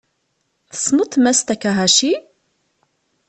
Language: Kabyle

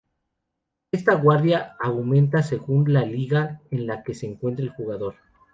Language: Spanish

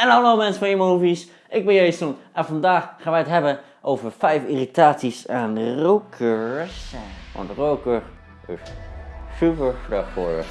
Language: Dutch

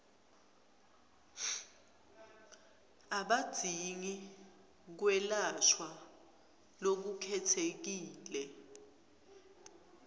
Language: Swati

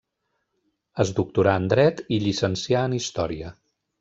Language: Catalan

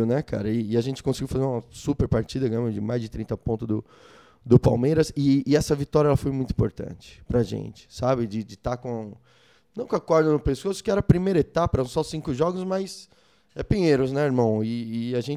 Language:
Portuguese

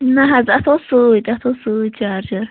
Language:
Kashmiri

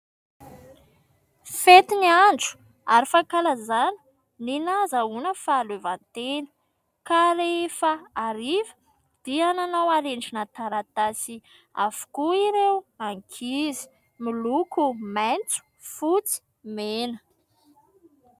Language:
Malagasy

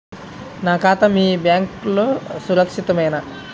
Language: Telugu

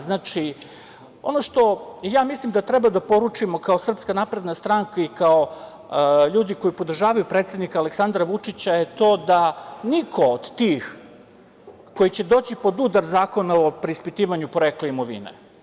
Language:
Serbian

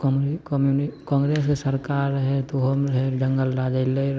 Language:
Maithili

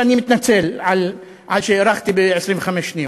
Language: Hebrew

